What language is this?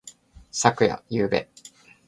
Japanese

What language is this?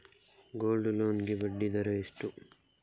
Kannada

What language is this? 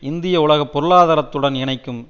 Tamil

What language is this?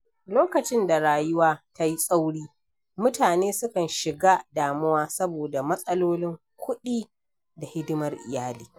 Hausa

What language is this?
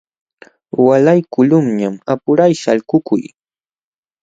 Jauja Wanca Quechua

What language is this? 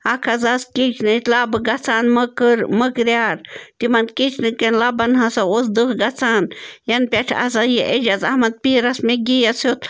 Kashmiri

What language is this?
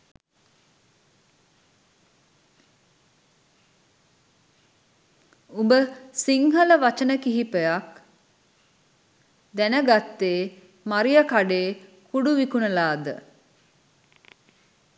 Sinhala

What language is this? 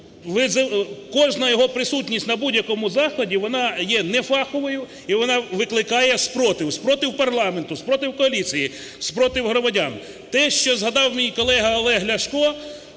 Ukrainian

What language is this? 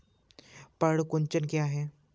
Hindi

